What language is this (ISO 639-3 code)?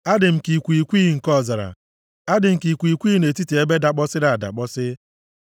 ibo